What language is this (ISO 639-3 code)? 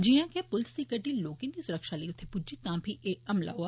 doi